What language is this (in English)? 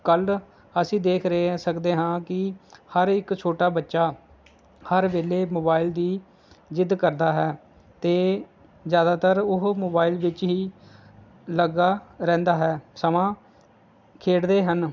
Punjabi